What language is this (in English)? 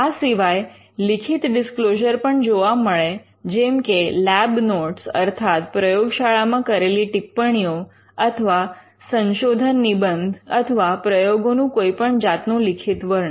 Gujarati